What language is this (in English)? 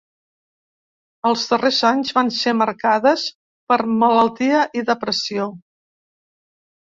Catalan